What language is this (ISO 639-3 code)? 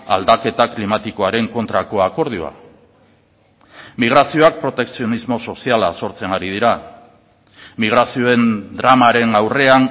eus